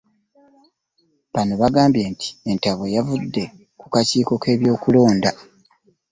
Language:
Ganda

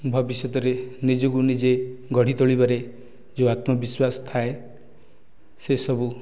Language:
Odia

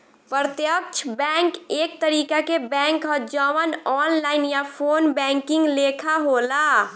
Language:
Bhojpuri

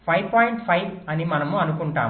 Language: Telugu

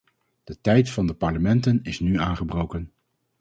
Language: Dutch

